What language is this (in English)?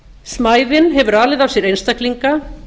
Icelandic